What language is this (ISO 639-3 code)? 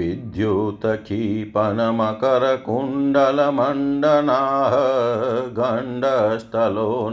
hin